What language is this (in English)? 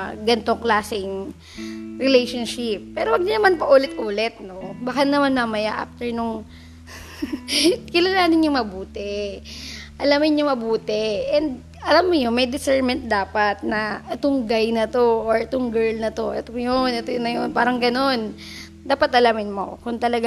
Filipino